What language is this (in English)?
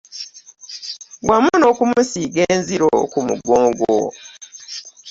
Ganda